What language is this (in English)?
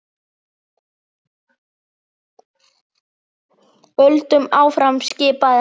Icelandic